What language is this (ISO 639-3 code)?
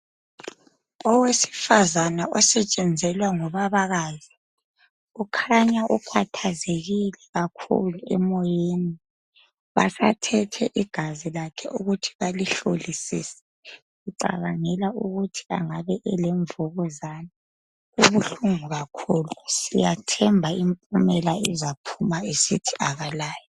nde